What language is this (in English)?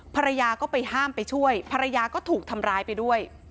Thai